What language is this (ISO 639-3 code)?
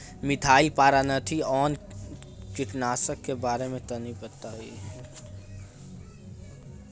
bho